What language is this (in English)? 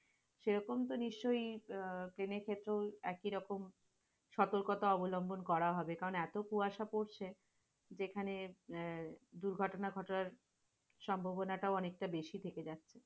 Bangla